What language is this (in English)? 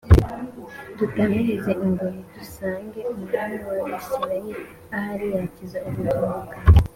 Kinyarwanda